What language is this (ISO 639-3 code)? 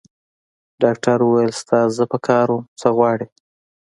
pus